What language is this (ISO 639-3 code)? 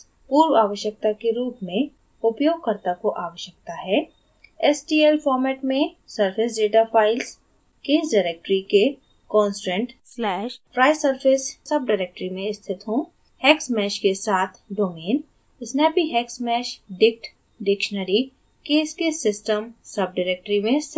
hin